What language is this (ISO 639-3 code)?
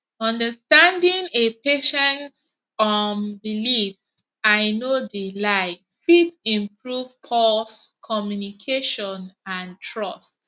pcm